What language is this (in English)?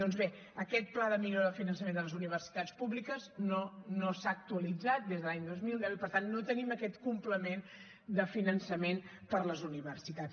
Catalan